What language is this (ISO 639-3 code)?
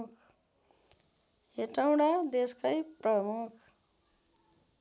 nep